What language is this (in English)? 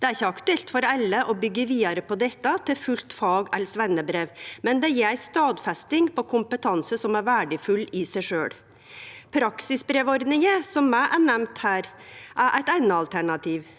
Norwegian